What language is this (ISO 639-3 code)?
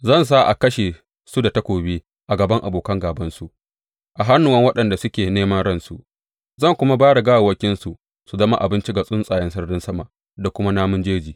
hau